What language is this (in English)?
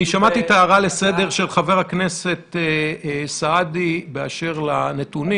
Hebrew